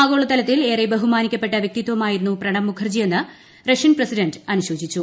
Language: Malayalam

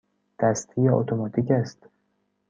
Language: Persian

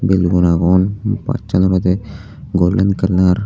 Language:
Chakma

